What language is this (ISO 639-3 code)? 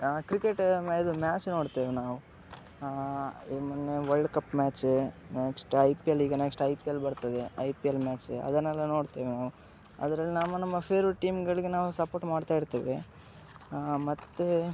kan